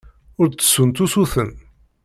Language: Kabyle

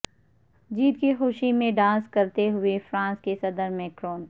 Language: Urdu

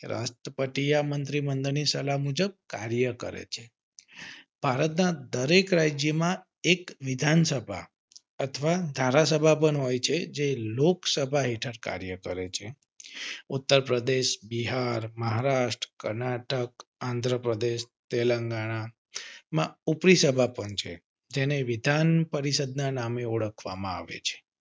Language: Gujarati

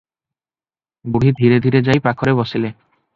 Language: Odia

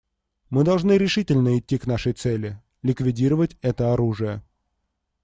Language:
Russian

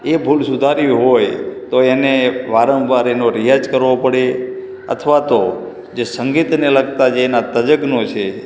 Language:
Gujarati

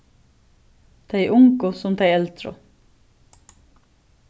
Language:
Faroese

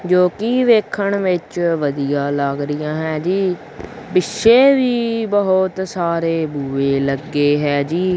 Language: Punjabi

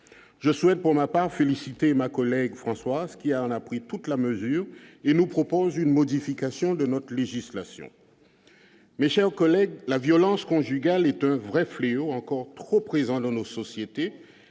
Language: French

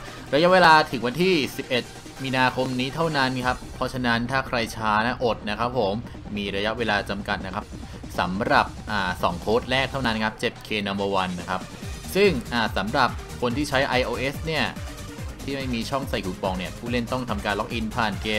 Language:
Thai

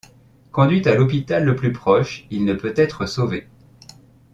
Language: French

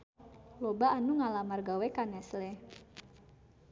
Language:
Sundanese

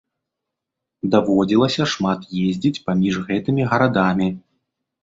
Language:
Belarusian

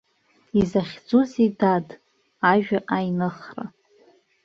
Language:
Abkhazian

